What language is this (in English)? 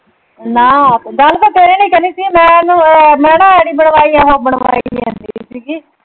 Punjabi